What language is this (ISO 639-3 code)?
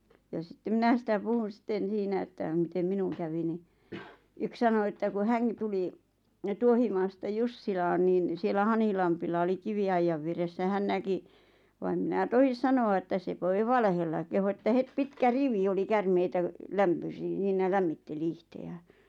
fin